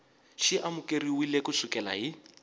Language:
Tsonga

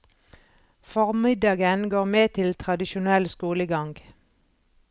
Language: Norwegian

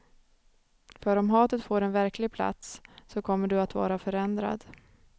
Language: Swedish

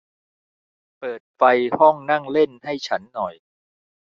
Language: Thai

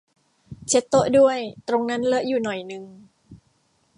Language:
Thai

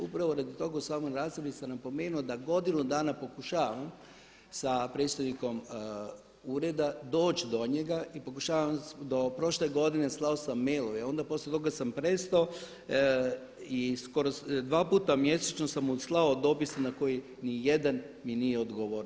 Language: Croatian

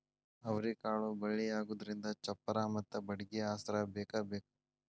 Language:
Kannada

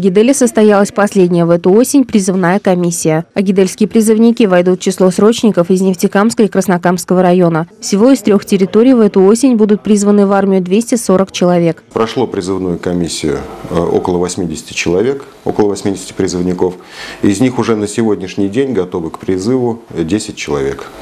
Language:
Russian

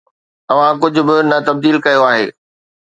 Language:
Sindhi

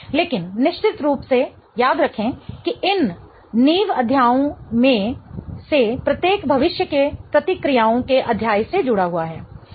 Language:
Hindi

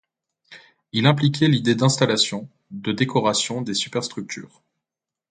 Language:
French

